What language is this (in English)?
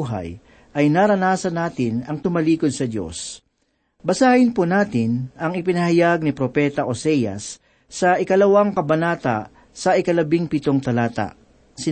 Filipino